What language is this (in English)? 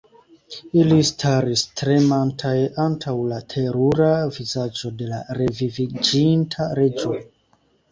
Esperanto